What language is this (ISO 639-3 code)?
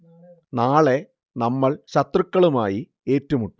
mal